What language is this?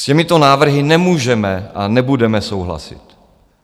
Czech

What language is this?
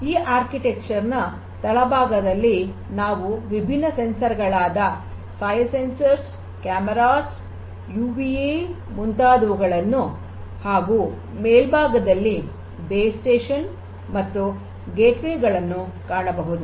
Kannada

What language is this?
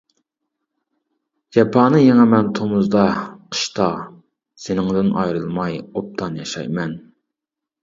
Uyghur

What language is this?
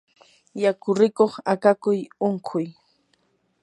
Yanahuanca Pasco Quechua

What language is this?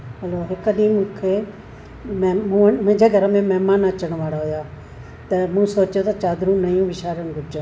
Sindhi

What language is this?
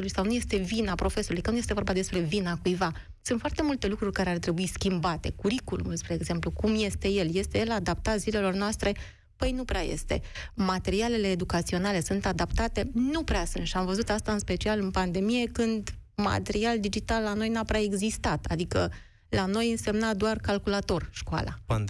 Romanian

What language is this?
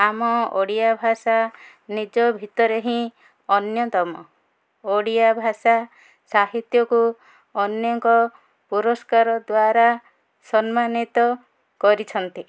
Odia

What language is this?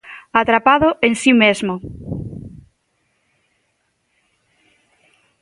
Galician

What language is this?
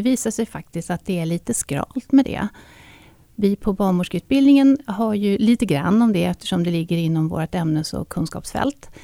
Swedish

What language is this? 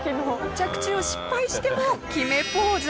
Japanese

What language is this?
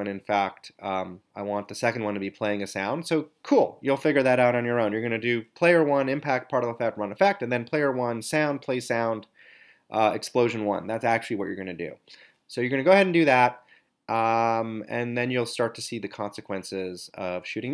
English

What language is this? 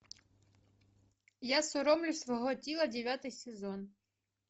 Russian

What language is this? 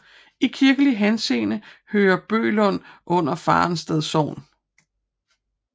Danish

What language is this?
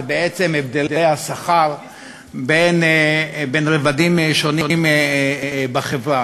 Hebrew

